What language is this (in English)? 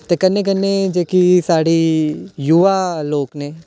Dogri